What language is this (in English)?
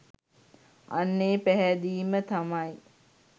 Sinhala